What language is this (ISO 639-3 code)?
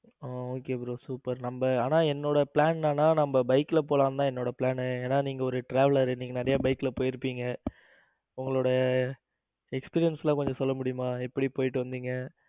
tam